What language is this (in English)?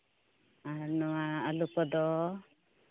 Santali